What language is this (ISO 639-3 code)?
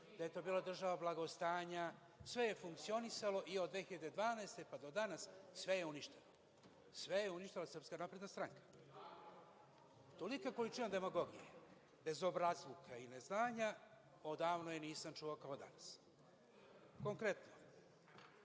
srp